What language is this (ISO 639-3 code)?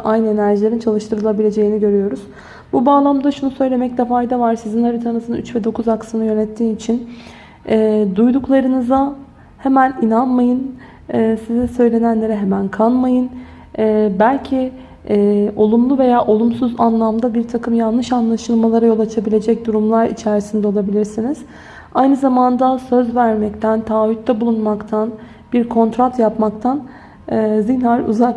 tur